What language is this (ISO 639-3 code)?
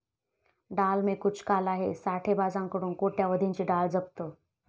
mar